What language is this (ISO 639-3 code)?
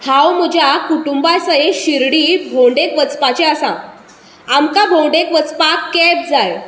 kok